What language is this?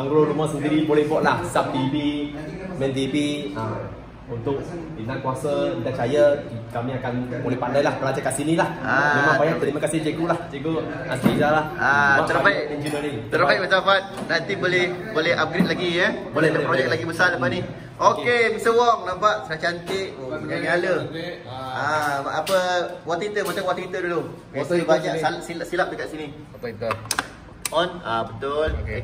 Malay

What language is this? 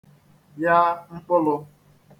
Igbo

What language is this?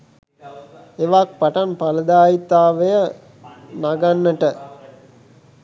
Sinhala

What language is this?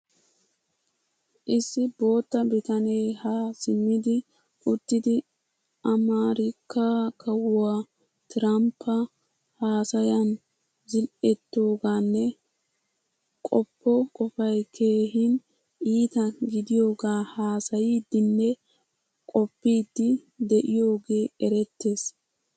Wolaytta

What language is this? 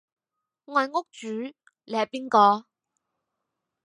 Cantonese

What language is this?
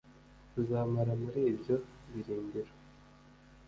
Kinyarwanda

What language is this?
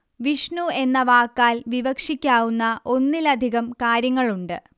Malayalam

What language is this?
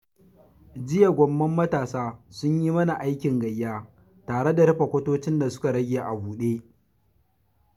Hausa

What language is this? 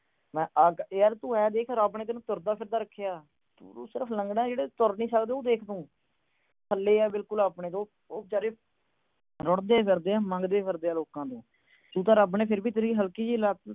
Punjabi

